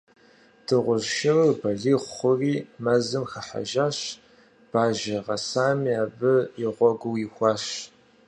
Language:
Kabardian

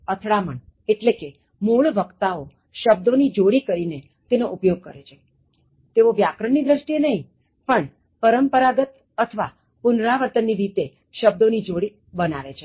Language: Gujarati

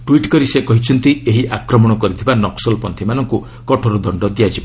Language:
Odia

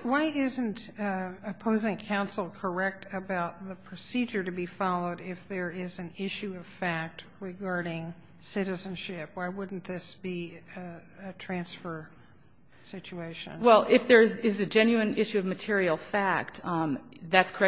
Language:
English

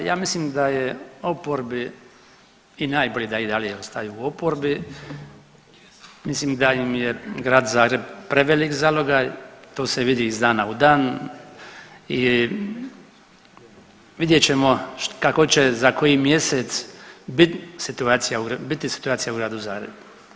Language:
Croatian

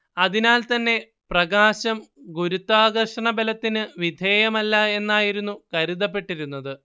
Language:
Malayalam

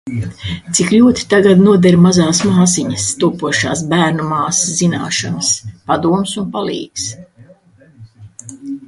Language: Latvian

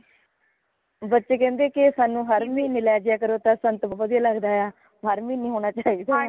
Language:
Punjabi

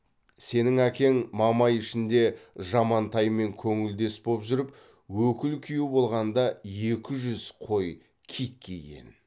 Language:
Kazakh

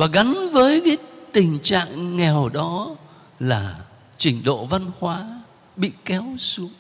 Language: Vietnamese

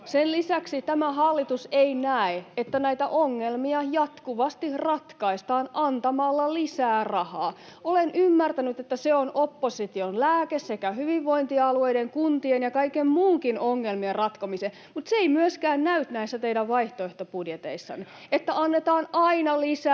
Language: Finnish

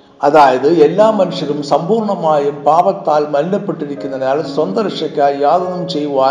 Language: Malayalam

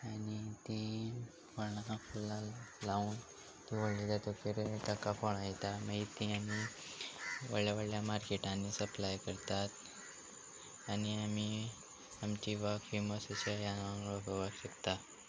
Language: Konkani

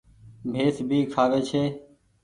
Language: Goaria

